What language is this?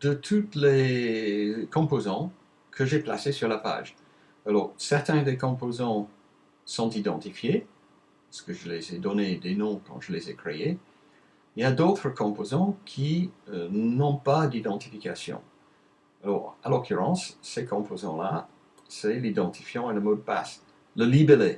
French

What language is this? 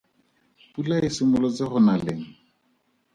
Tswana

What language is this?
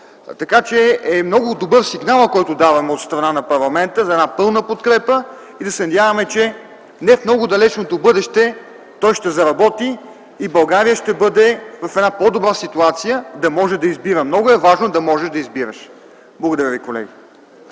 Bulgarian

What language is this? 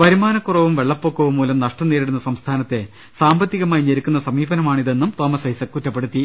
Malayalam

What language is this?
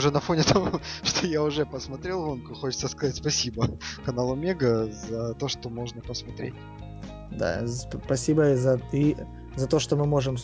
Russian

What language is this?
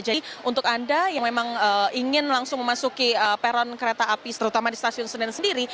Indonesian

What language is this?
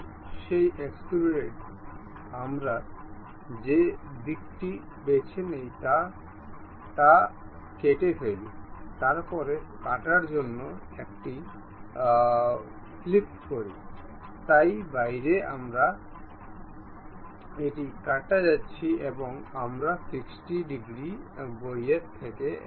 Bangla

